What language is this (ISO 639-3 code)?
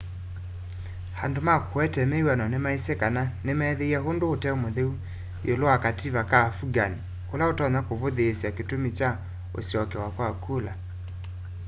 kam